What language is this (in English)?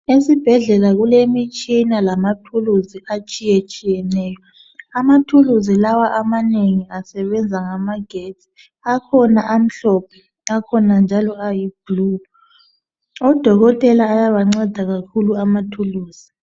North Ndebele